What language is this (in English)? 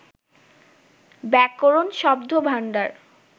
Bangla